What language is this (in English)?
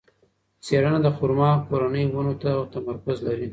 Pashto